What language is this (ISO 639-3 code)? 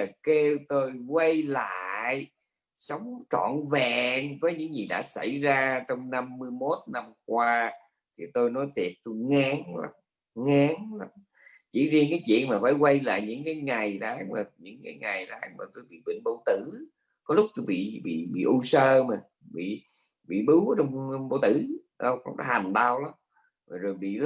vie